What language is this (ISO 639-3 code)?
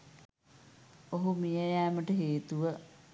sin